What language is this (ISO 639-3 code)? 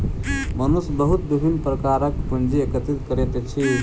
mai